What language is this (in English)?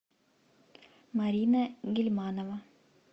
Russian